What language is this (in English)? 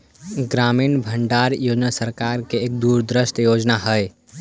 Magahi